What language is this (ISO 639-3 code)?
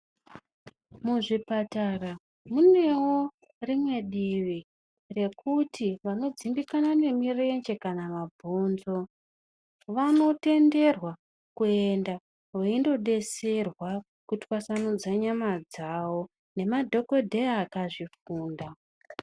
ndc